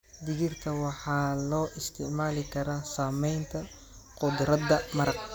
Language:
Somali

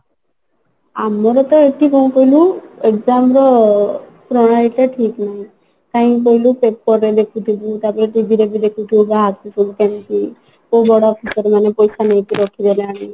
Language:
Odia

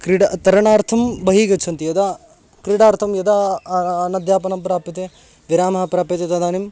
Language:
Sanskrit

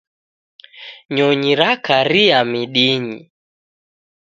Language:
Taita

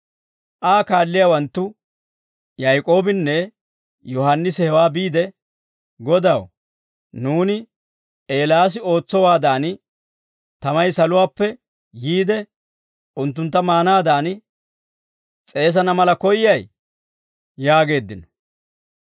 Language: Dawro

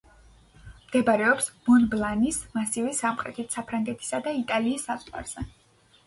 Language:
Georgian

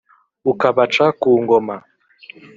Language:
Kinyarwanda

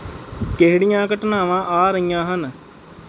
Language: Punjabi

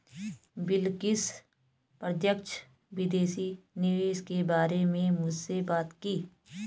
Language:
Hindi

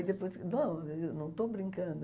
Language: Portuguese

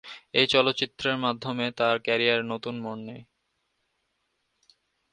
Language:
Bangla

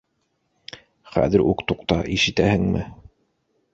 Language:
Bashkir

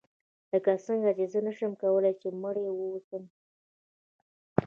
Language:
Pashto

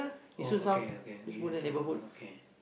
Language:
English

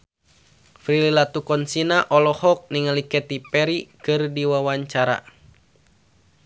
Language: Sundanese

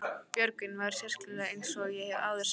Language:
Icelandic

